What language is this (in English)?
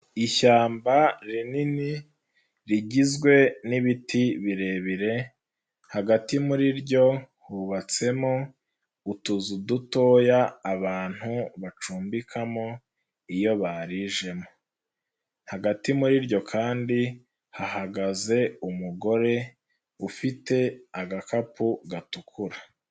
Kinyarwanda